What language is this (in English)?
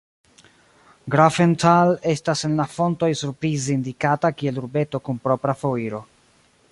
Esperanto